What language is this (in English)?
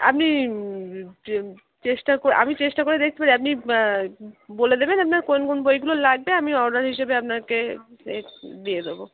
Bangla